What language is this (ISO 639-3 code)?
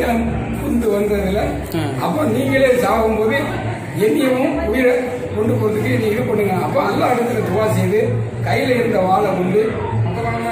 kor